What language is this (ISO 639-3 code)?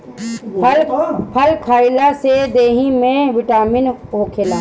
bho